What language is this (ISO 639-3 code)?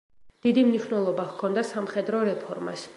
kat